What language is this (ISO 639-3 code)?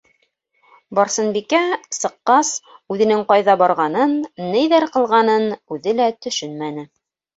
bak